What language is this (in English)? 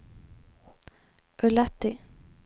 Swedish